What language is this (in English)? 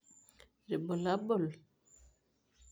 Masai